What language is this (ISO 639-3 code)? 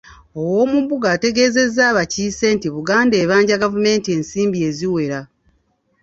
lug